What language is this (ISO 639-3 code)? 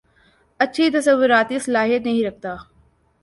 urd